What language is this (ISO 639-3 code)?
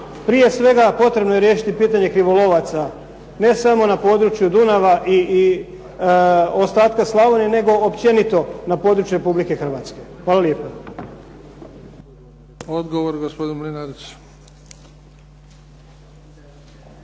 hrv